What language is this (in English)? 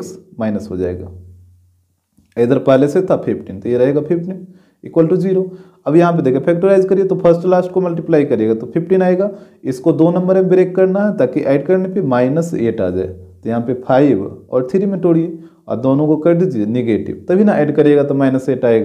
Hindi